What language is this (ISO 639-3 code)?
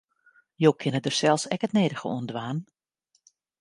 fry